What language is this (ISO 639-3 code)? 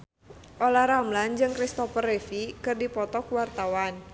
sun